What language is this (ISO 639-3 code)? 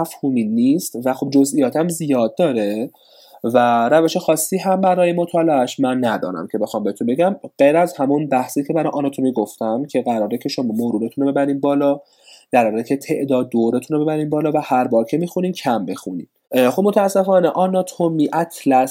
fas